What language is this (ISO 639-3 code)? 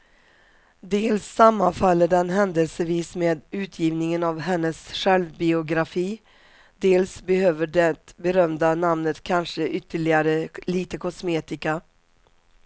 swe